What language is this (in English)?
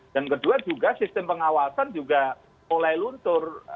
Indonesian